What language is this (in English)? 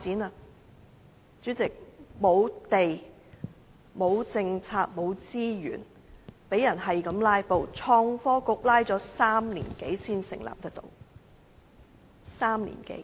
Cantonese